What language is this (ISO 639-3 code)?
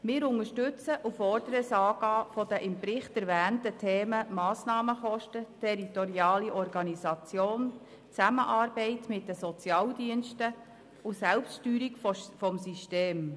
gsw